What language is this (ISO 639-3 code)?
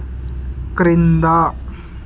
tel